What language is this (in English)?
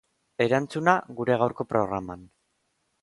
Basque